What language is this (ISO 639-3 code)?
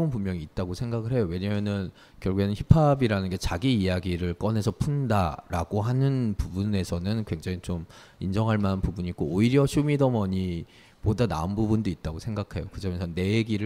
kor